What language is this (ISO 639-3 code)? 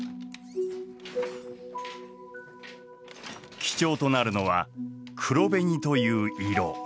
jpn